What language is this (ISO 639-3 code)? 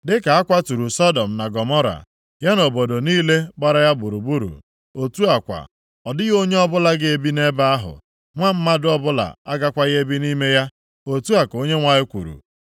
ibo